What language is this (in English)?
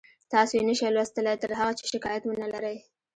Pashto